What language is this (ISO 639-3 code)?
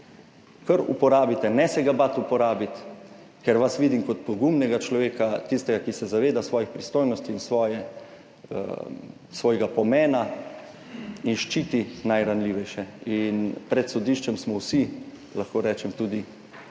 slv